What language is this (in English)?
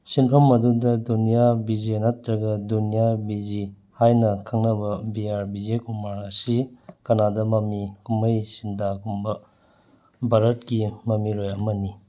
Manipuri